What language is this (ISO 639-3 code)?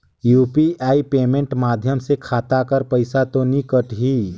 hne